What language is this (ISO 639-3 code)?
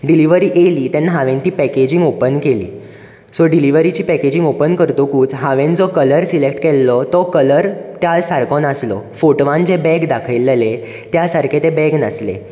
kok